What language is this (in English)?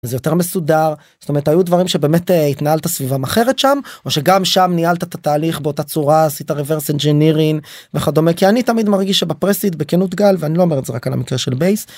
Hebrew